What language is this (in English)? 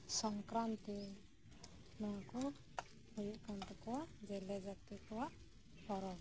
Santali